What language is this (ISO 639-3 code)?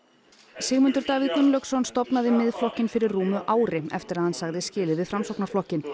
isl